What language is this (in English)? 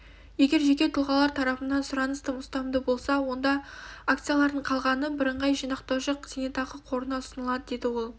Kazakh